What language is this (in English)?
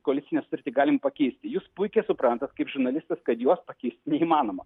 Lithuanian